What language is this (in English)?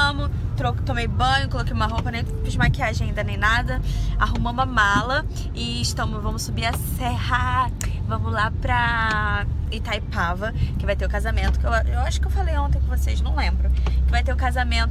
Portuguese